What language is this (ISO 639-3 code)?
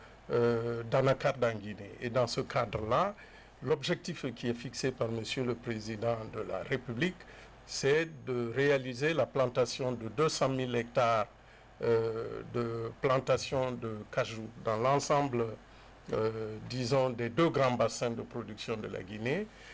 fra